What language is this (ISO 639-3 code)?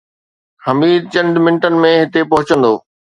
snd